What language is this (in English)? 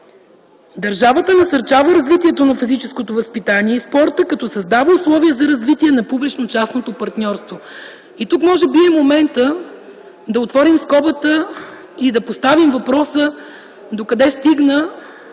Bulgarian